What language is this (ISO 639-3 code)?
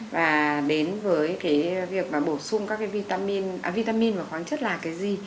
vie